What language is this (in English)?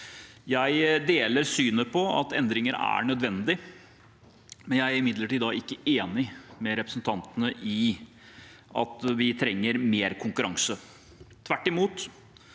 Norwegian